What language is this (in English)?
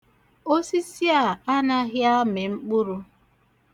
Igbo